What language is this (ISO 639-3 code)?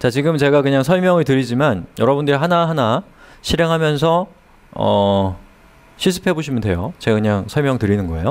kor